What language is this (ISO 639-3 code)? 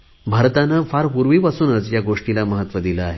mar